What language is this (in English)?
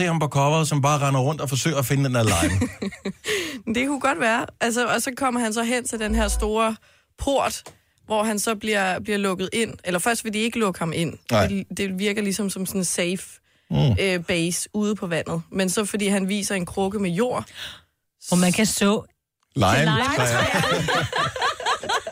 Danish